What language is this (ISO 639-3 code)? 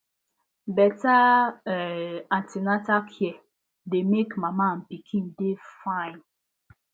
pcm